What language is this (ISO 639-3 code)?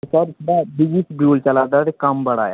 doi